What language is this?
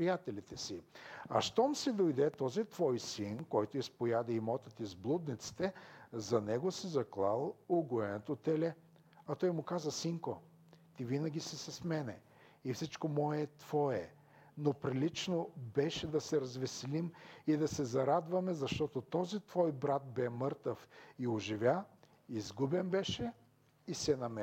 Bulgarian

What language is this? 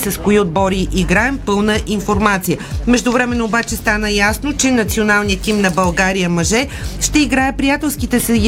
Bulgarian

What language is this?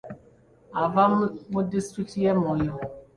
Ganda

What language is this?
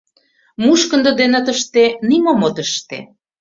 Mari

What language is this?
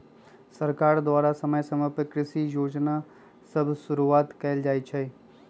Magahi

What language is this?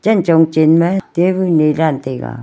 Wancho Naga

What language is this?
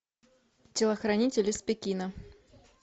Russian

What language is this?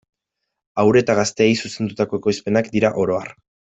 Basque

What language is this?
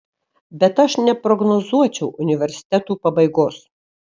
Lithuanian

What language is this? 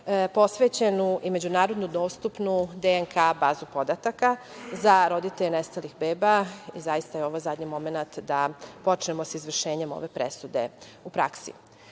Serbian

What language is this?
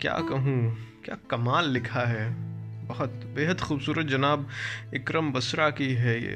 Urdu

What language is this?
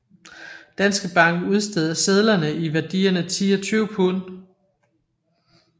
Danish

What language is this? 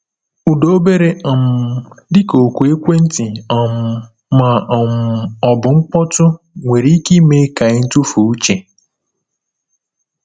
Igbo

